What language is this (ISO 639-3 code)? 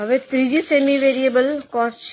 guj